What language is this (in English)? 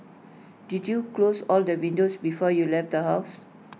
English